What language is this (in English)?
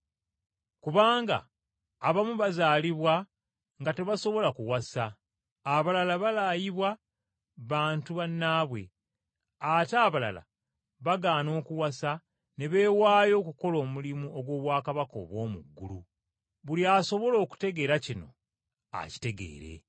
Ganda